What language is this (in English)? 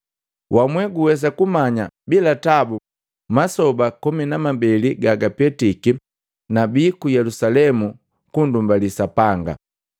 Matengo